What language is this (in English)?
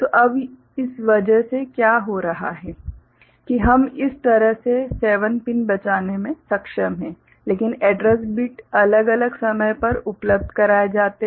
Hindi